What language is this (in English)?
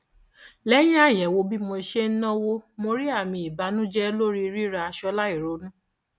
Yoruba